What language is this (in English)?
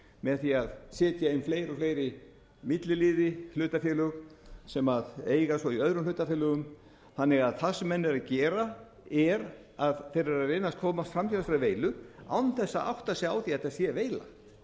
Icelandic